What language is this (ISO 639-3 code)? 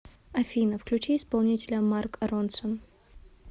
rus